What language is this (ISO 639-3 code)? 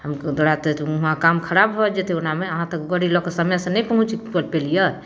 mai